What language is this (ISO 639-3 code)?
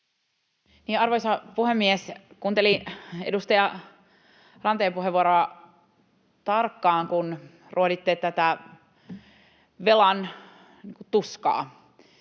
fin